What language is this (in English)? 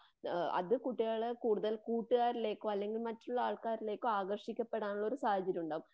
Malayalam